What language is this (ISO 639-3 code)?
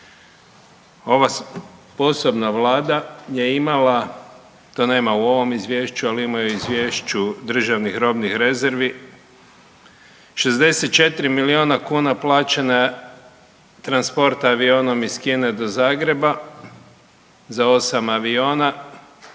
hrv